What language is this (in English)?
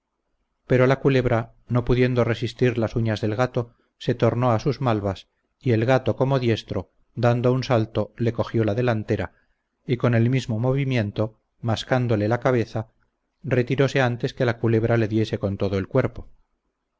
Spanish